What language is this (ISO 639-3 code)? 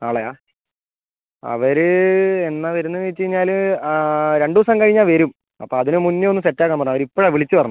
mal